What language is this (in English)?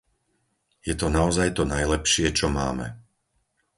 Slovak